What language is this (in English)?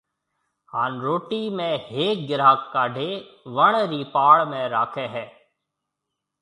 Marwari (Pakistan)